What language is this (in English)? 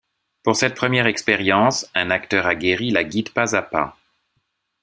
French